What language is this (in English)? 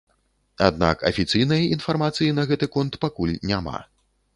Belarusian